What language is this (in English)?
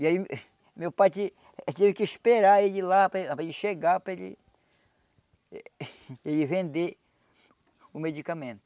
Portuguese